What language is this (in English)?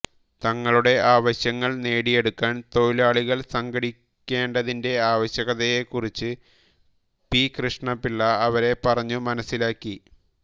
Malayalam